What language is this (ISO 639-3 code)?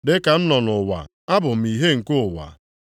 ibo